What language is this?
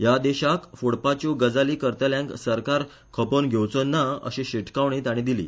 Konkani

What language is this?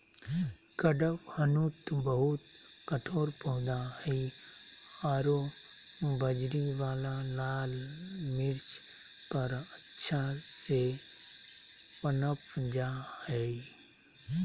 Magahi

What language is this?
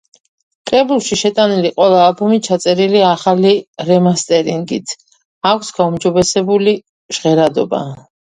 Georgian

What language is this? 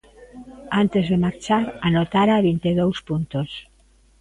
Galician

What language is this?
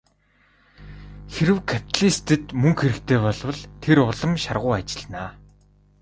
Mongolian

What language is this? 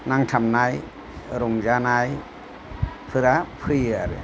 Bodo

